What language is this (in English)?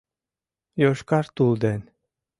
Mari